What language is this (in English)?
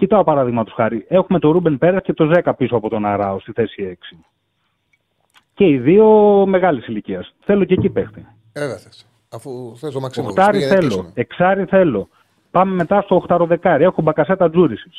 Greek